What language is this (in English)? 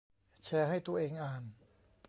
Thai